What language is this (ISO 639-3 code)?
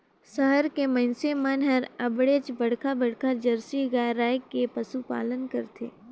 hne